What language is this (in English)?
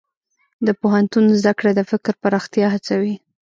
Pashto